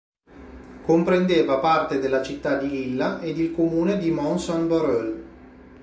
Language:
Italian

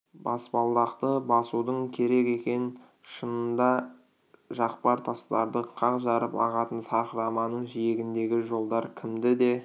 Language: Kazakh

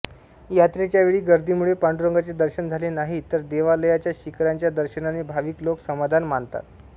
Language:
Marathi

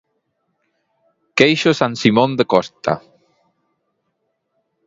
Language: Galician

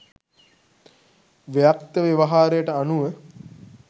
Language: Sinhala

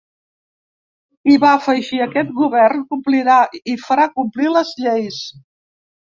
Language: Catalan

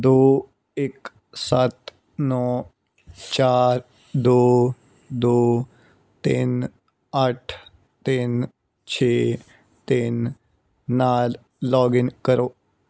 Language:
Punjabi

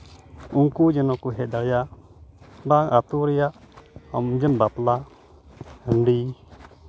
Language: Santali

